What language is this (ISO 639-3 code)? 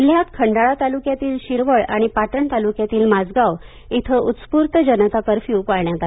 mar